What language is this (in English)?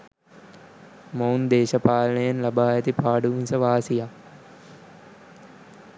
Sinhala